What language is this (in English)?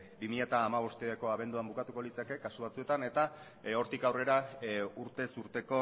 Basque